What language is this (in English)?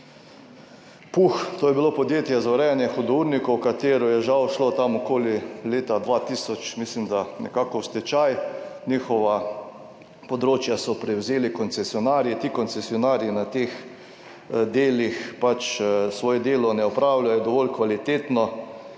Slovenian